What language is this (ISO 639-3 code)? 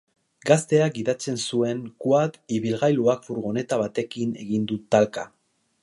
eus